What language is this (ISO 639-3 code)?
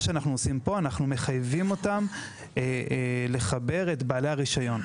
heb